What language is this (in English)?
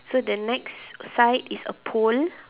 English